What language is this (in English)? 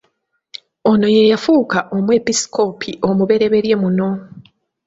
Ganda